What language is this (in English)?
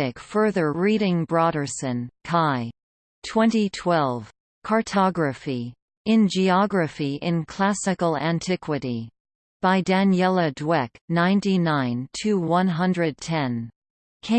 English